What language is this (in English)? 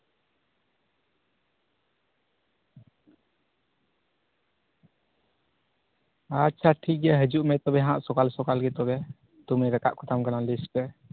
Santali